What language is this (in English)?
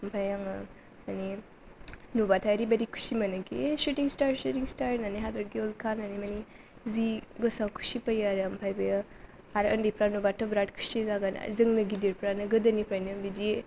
Bodo